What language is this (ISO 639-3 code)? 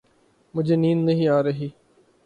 urd